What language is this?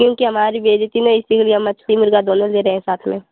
Hindi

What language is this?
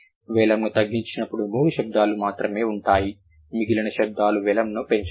Telugu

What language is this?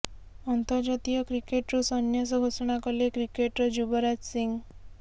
Odia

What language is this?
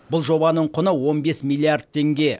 Kazakh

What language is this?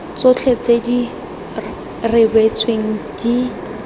Tswana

